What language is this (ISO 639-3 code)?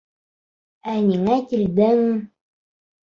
bak